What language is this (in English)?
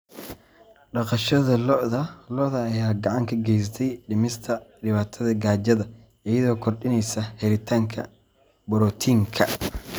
Somali